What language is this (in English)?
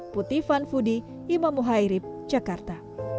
Indonesian